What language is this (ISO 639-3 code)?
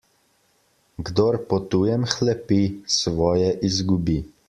slv